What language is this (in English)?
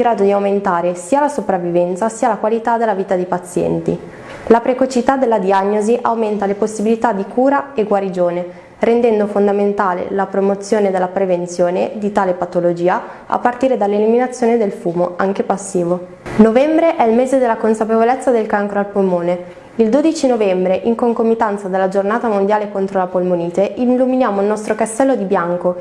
Italian